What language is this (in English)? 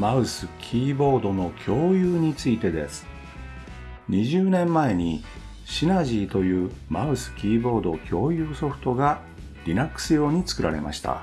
Japanese